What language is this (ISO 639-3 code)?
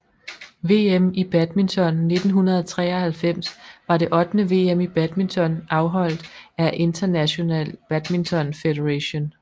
dan